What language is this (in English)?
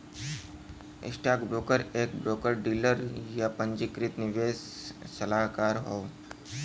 Bhojpuri